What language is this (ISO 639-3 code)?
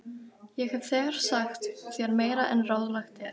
isl